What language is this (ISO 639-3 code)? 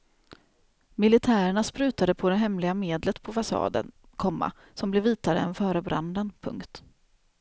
swe